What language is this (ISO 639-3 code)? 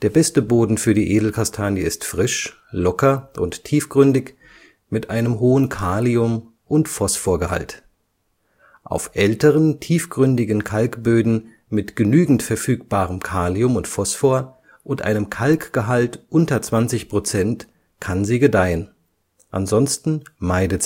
deu